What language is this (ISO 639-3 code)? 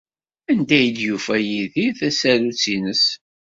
kab